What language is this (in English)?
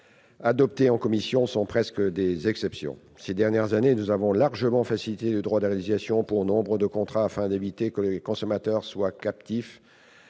French